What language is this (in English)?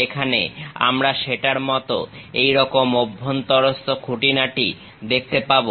Bangla